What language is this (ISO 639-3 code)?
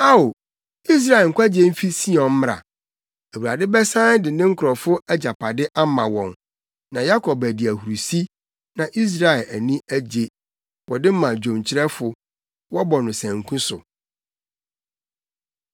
aka